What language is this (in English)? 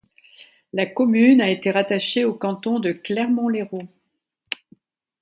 French